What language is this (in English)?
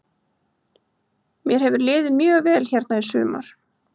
Icelandic